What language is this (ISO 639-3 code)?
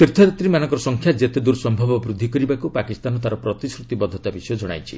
ori